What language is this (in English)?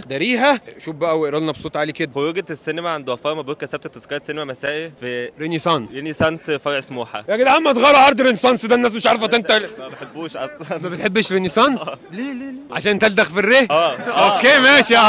Arabic